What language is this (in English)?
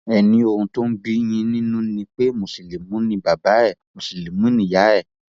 Yoruba